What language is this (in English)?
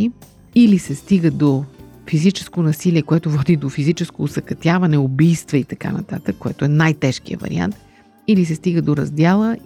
Bulgarian